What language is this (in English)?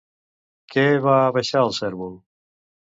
Catalan